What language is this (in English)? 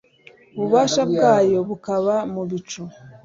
Kinyarwanda